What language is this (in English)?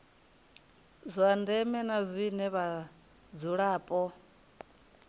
Venda